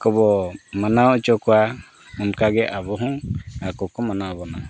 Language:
Santali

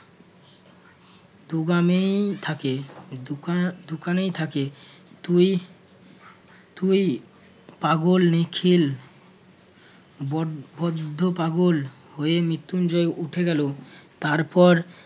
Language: Bangla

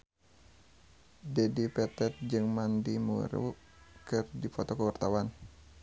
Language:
Sundanese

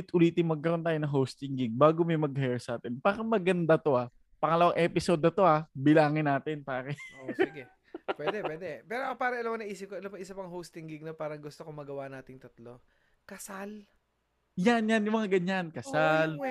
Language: Filipino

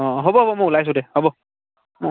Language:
Assamese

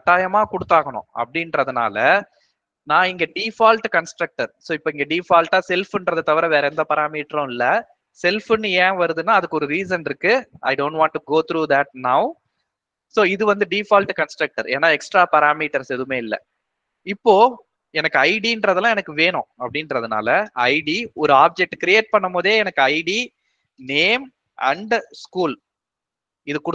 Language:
Tamil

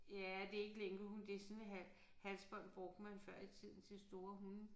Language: Danish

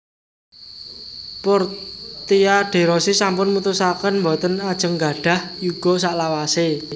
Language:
Javanese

